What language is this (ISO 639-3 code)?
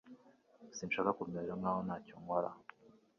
kin